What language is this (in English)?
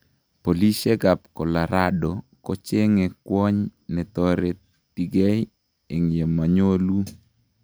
Kalenjin